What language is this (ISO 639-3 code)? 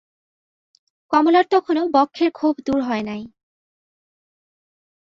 ben